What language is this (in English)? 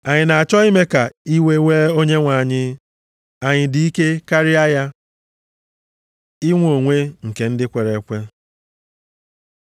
Igbo